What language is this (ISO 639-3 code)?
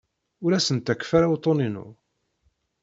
kab